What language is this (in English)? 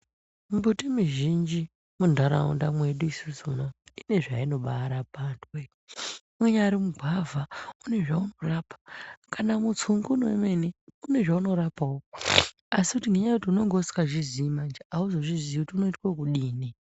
Ndau